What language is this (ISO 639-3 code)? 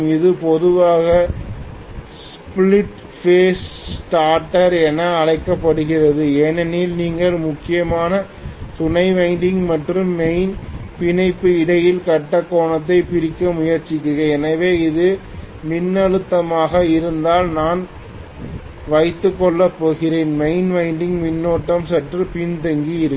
tam